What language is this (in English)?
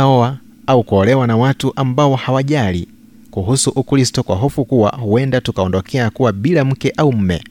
Swahili